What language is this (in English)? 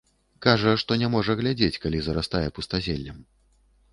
Belarusian